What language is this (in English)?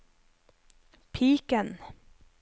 Norwegian